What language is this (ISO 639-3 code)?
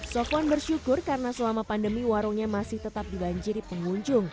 ind